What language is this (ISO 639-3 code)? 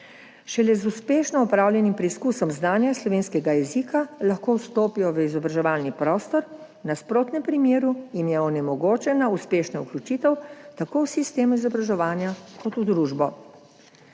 slv